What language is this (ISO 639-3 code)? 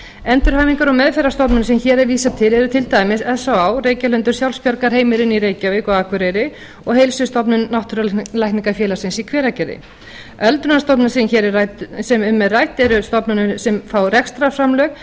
isl